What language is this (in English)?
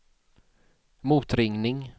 Swedish